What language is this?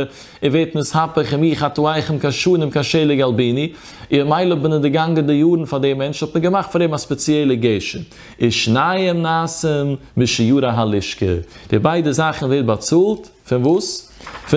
Dutch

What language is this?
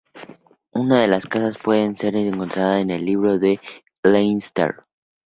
Spanish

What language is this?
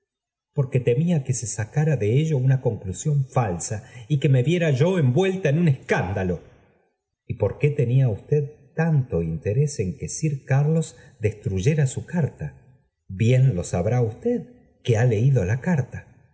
Spanish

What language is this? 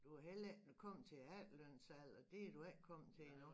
Danish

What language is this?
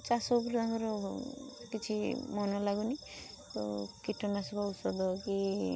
Odia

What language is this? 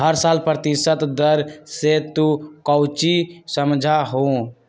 Magahi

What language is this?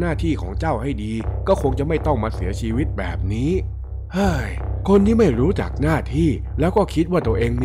Thai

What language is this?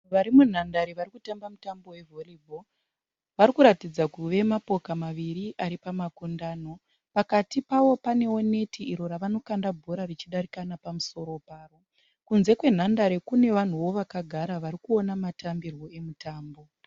Shona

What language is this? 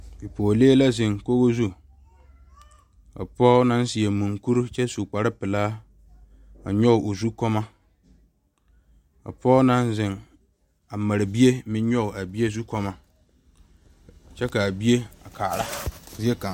Southern Dagaare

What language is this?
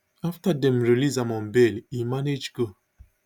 Nigerian Pidgin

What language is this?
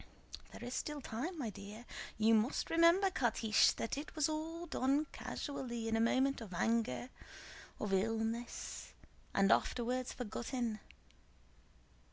English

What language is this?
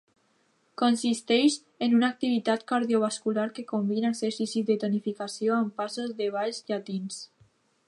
Catalan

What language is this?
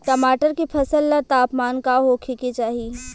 Bhojpuri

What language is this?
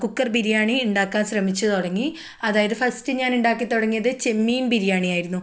Malayalam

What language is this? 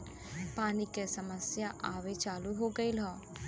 Bhojpuri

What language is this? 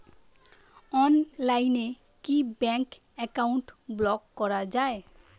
Bangla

